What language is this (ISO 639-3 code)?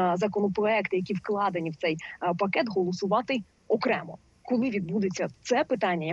ukr